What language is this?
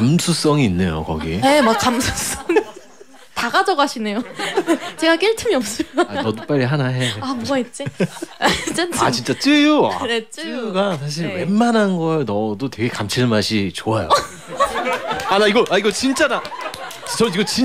Korean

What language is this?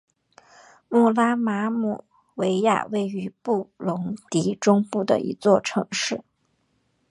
Chinese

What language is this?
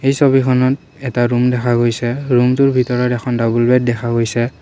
Assamese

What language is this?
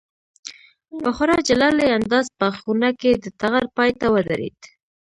Pashto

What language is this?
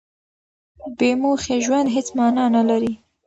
Pashto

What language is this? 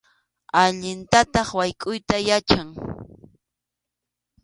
Arequipa-La Unión Quechua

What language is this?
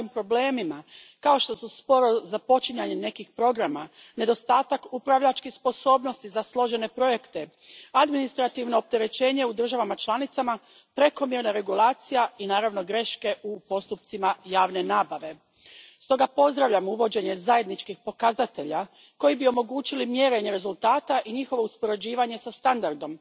Croatian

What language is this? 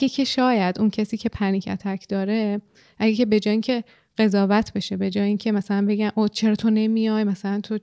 Persian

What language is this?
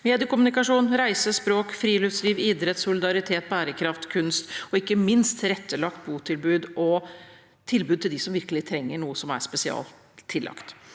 Norwegian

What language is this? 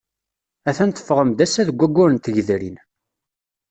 Kabyle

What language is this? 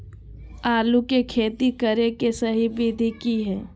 Magahi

